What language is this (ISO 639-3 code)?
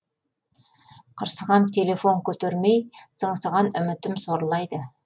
kaz